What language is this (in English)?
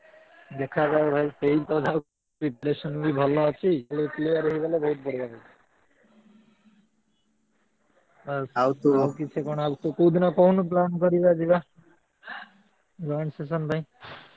Odia